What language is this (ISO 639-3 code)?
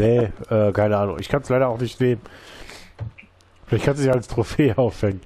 deu